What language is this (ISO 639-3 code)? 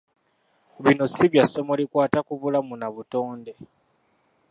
lug